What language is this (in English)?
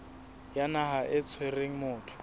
Southern Sotho